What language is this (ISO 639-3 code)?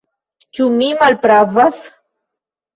epo